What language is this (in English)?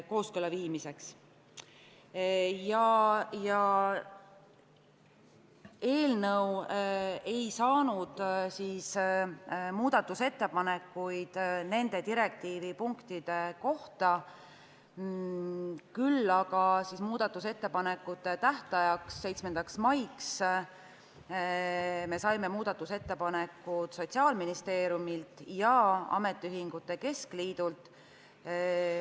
Estonian